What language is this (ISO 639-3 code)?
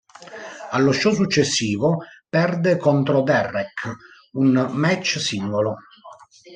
ita